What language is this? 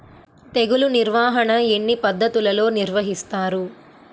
Telugu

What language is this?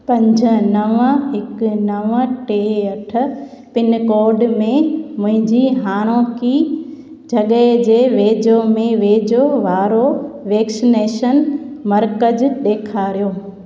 Sindhi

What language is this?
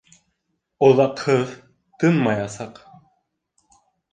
Bashkir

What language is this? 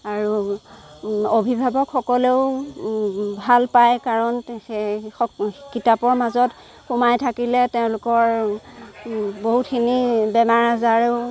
Assamese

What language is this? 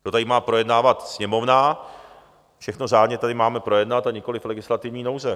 Czech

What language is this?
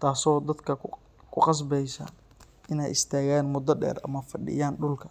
Somali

